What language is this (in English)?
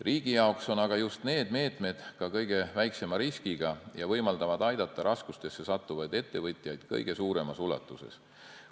Estonian